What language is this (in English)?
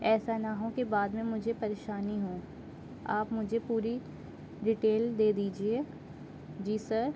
Urdu